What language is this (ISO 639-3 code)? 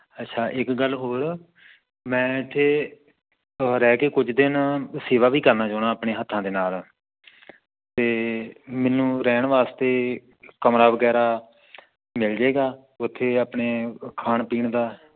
pan